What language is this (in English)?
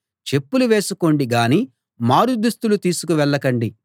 Telugu